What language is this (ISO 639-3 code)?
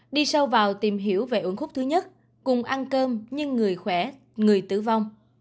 vie